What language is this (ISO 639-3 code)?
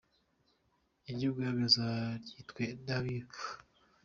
kin